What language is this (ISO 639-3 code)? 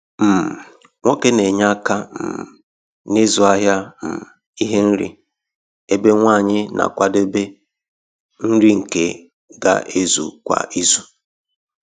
ibo